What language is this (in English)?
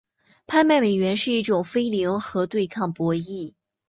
Chinese